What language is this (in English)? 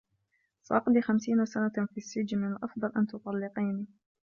Arabic